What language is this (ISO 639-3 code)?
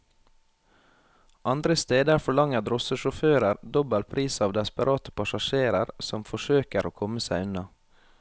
nor